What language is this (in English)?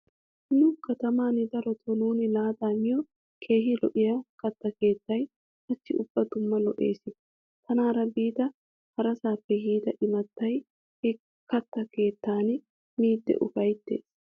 Wolaytta